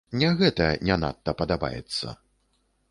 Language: Belarusian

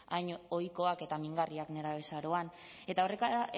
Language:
Basque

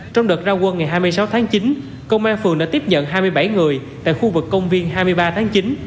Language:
Vietnamese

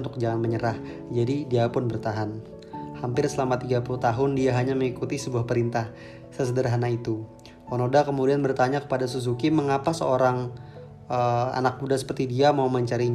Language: Indonesian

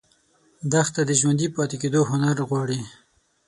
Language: Pashto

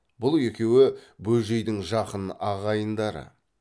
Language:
Kazakh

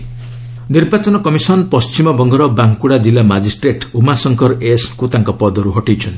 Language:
Odia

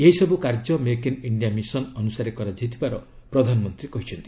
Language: Odia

